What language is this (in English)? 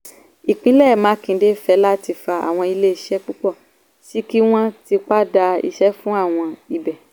Yoruba